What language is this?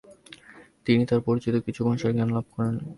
Bangla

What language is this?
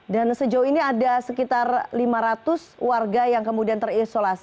Indonesian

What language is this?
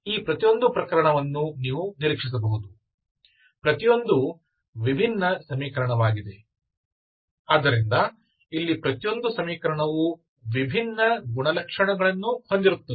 Kannada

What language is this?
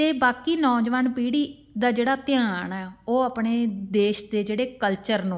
Punjabi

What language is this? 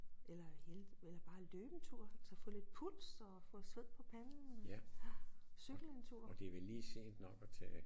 Danish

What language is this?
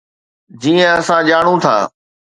Sindhi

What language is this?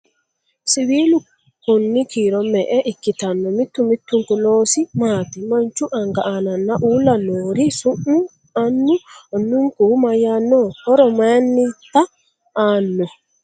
Sidamo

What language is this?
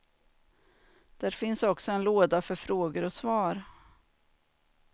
Swedish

